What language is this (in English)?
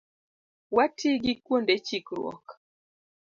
Luo (Kenya and Tanzania)